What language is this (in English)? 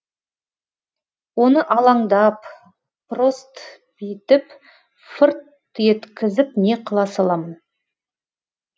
Kazakh